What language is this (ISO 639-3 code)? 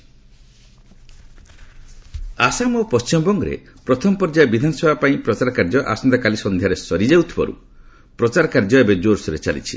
ori